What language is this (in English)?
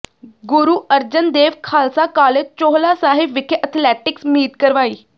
Punjabi